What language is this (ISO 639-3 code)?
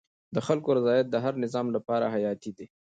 pus